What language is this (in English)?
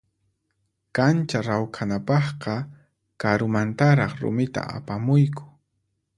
Puno Quechua